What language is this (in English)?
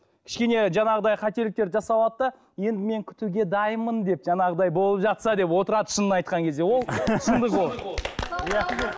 Kazakh